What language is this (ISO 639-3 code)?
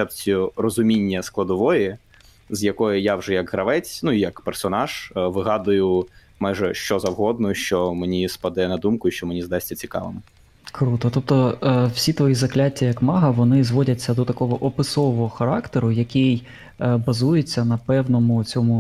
ukr